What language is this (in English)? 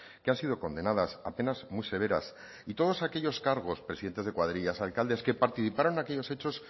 Spanish